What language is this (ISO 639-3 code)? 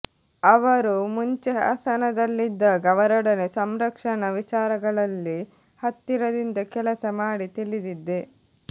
kan